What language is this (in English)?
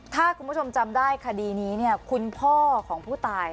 Thai